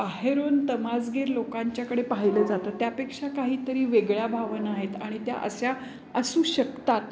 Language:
Marathi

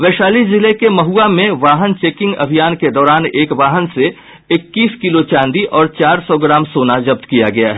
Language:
Hindi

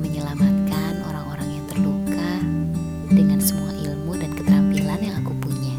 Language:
Indonesian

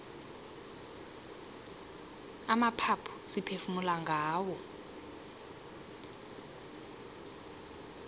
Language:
South Ndebele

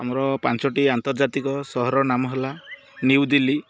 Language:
Odia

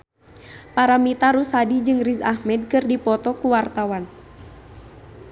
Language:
Sundanese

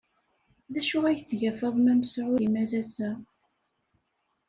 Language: Kabyle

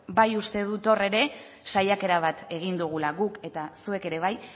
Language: Basque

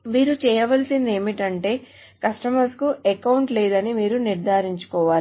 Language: Telugu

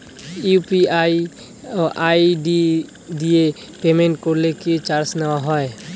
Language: Bangla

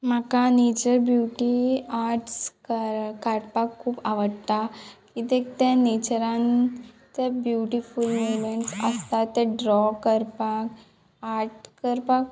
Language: Konkani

